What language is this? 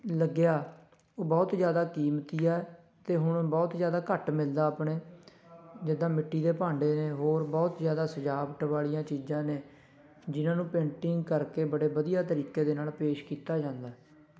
Punjabi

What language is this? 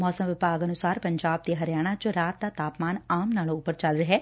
Punjabi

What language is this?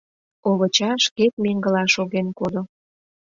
Mari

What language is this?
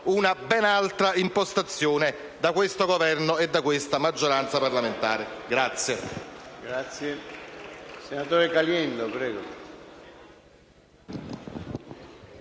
Italian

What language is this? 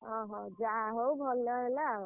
Odia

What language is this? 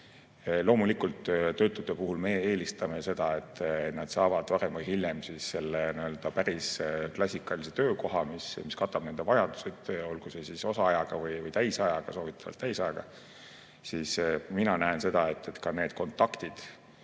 Estonian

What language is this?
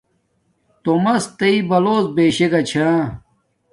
Domaaki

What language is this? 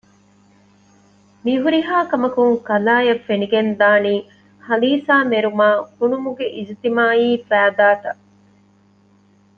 Divehi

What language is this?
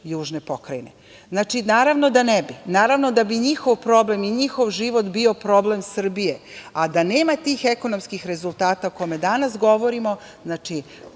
Serbian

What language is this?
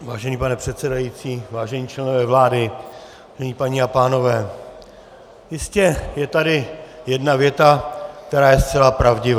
Czech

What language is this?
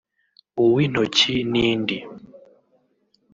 Kinyarwanda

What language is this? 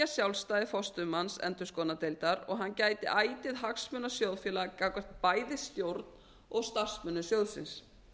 Icelandic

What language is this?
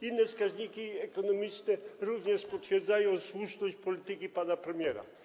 Polish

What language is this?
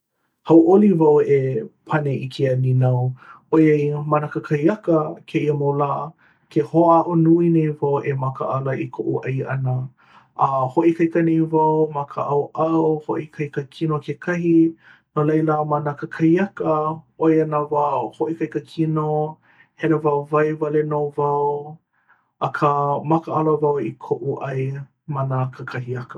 Hawaiian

